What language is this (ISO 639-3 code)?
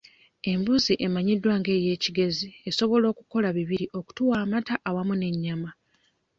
lug